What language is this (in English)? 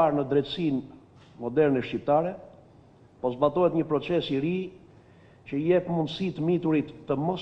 Romanian